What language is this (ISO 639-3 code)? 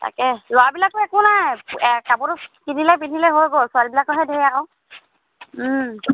asm